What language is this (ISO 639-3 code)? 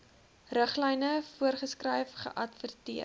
afr